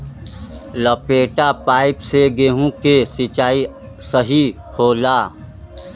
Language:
Bhojpuri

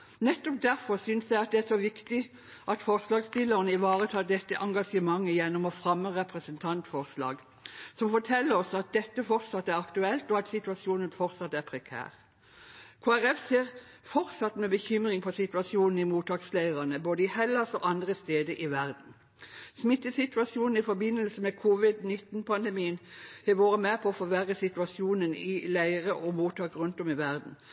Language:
Norwegian Bokmål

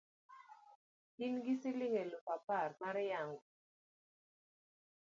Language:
Luo (Kenya and Tanzania)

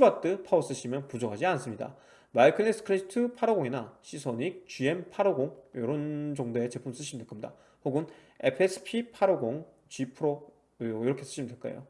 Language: Korean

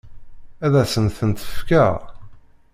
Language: Kabyle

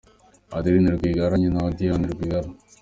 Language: Kinyarwanda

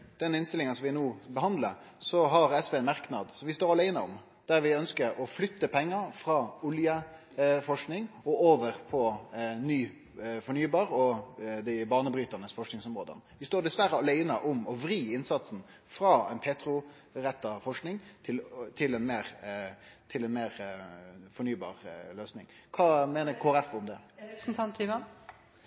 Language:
Norwegian Nynorsk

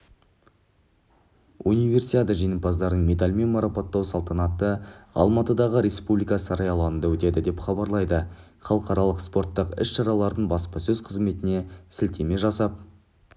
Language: Kazakh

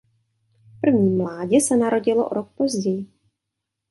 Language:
Czech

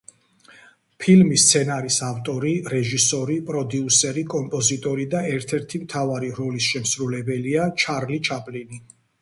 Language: Georgian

